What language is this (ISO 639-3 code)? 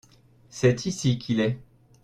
fra